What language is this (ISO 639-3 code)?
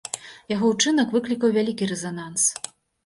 bel